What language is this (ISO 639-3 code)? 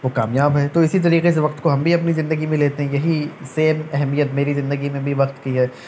urd